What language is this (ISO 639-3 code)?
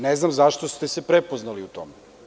srp